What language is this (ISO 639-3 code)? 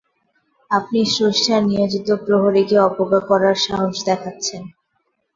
ben